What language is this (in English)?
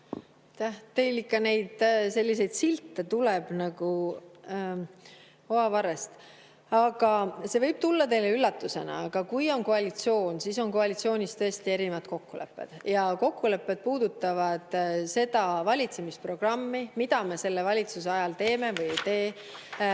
Estonian